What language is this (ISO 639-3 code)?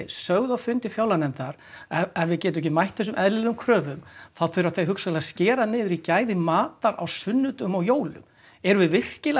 isl